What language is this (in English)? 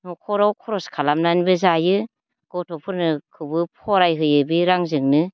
Bodo